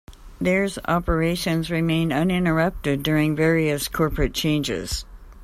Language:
English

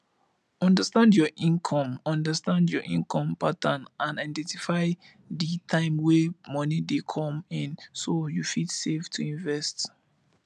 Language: Nigerian Pidgin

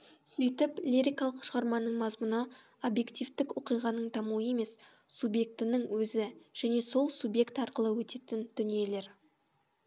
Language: Kazakh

